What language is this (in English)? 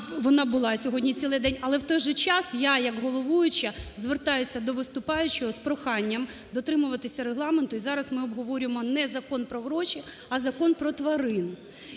Ukrainian